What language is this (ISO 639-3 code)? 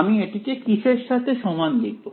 ben